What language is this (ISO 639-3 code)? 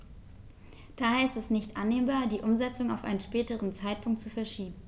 deu